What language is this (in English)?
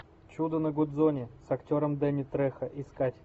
Russian